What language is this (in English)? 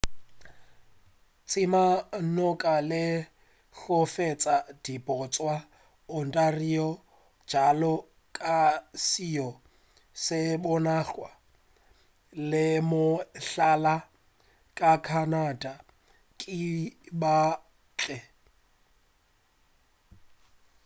Northern Sotho